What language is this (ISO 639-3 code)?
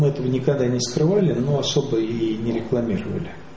rus